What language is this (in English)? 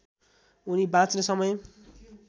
Nepali